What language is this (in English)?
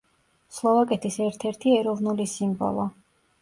Georgian